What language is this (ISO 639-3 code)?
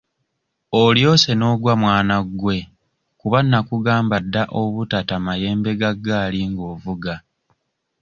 lug